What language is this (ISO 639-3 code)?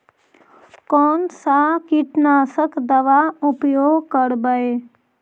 mag